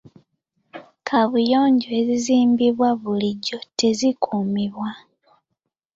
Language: Ganda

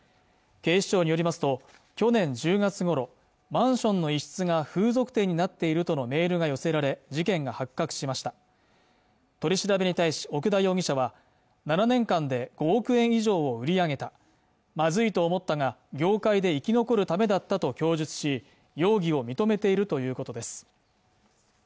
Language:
Japanese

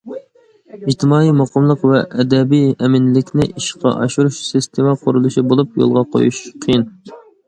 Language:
Uyghur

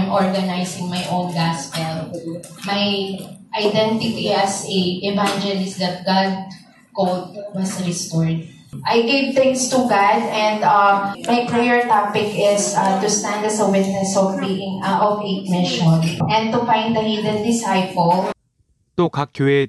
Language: Korean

